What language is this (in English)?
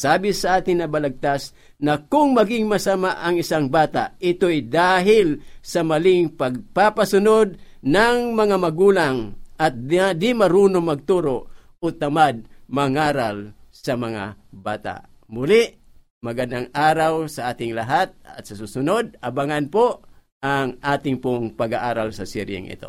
Filipino